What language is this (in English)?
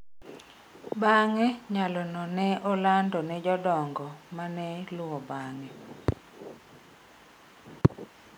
Luo (Kenya and Tanzania)